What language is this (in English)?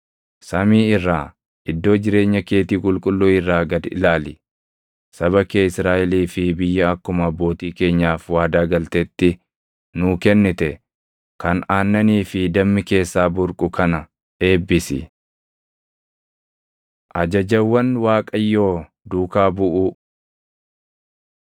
Oromo